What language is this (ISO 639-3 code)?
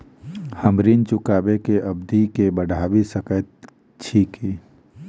mai